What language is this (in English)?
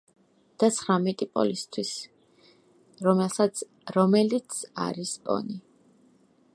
Georgian